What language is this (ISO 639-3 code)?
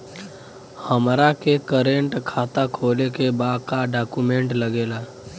bho